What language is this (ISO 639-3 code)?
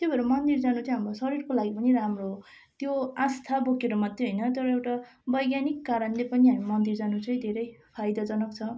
nep